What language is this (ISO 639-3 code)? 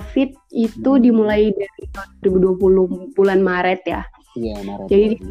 ind